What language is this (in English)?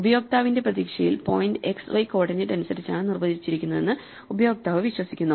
Malayalam